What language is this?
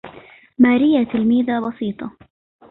Arabic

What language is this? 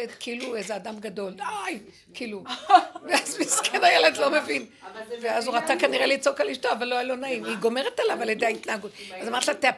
Hebrew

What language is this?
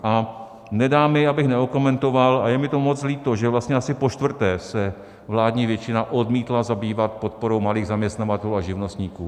Czech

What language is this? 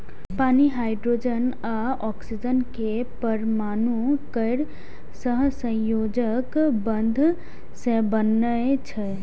Maithili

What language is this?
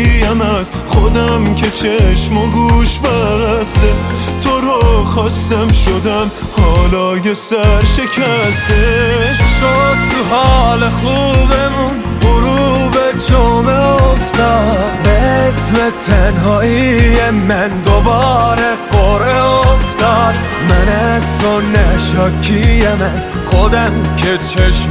Persian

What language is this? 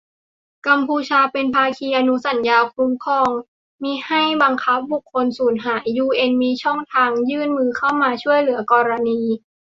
Thai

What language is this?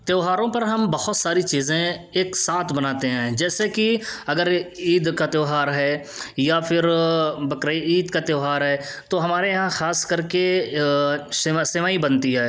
Urdu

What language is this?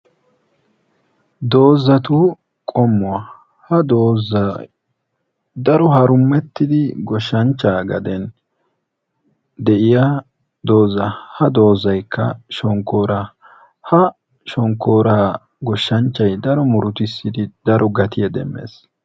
Wolaytta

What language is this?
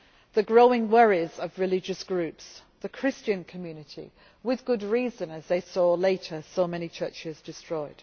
English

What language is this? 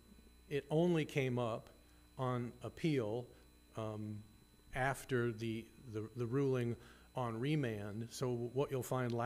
English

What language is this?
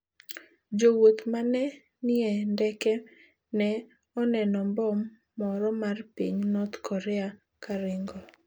Luo (Kenya and Tanzania)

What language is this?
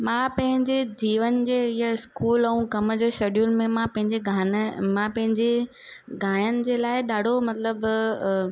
Sindhi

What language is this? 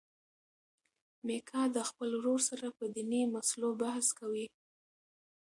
Pashto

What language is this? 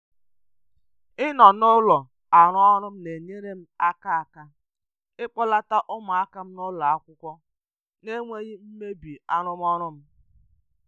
Igbo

